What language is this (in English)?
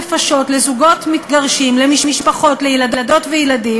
Hebrew